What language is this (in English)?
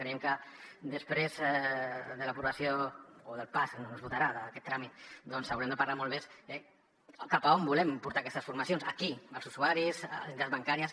Catalan